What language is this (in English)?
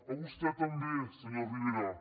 Catalan